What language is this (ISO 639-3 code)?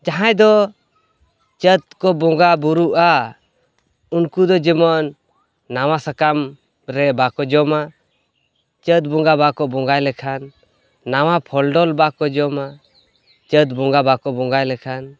sat